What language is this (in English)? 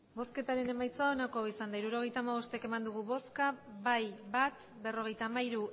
Basque